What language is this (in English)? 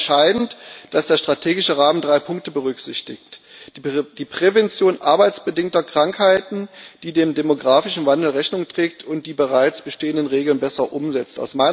German